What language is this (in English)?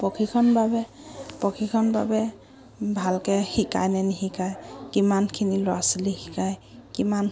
Assamese